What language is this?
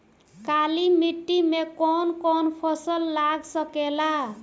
Bhojpuri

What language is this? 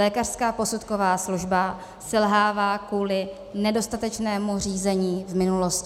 Czech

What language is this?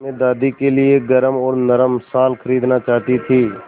Hindi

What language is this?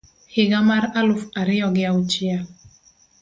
Luo (Kenya and Tanzania)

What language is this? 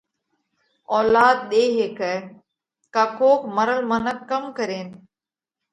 Parkari Koli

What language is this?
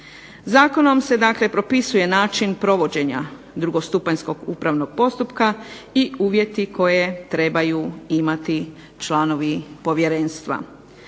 Croatian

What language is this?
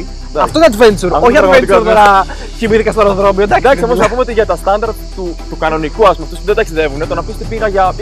Greek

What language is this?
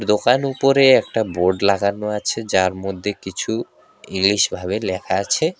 Bangla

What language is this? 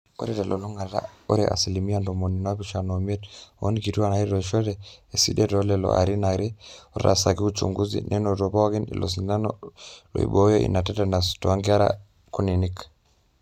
Masai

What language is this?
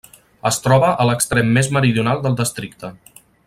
Catalan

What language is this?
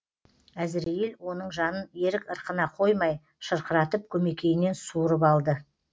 Kazakh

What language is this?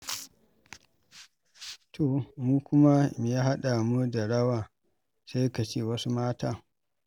Hausa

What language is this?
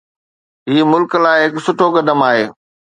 Sindhi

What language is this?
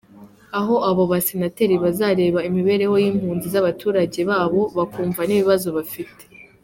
Kinyarwanda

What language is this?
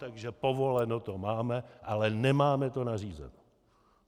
Czech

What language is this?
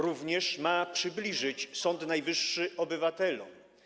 Polish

